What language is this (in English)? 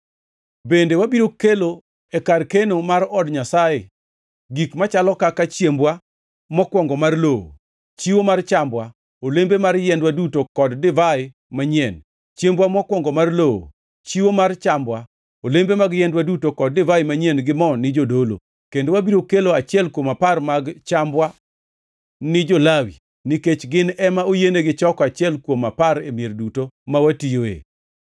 Luo (Kenya and Tanzania)